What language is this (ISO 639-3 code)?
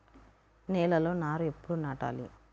tel